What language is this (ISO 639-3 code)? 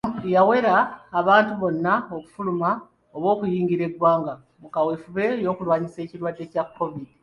lug